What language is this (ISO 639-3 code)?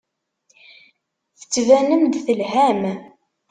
kab